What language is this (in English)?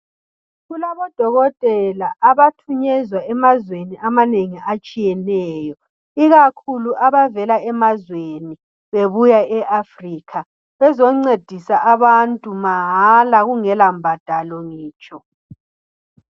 North Ndebele